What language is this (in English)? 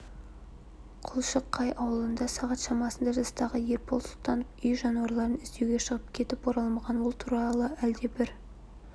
Kazakh